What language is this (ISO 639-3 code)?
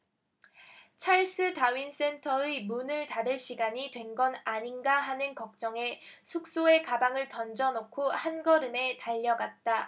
kor